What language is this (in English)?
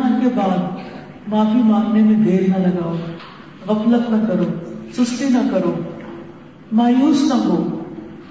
Urdu